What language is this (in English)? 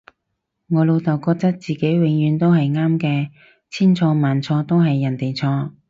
Cantonese